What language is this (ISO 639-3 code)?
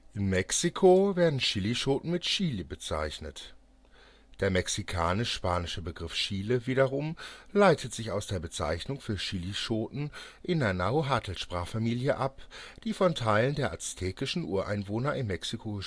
deu